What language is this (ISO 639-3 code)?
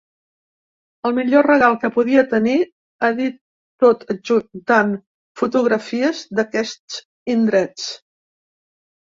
cat